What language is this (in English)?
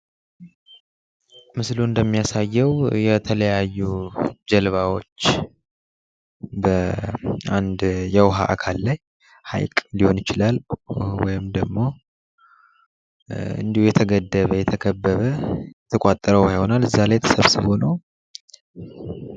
Amharic